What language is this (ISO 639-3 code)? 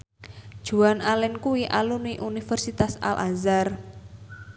jav